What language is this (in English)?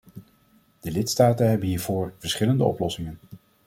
Dutch